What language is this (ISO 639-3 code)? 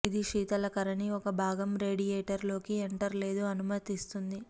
tel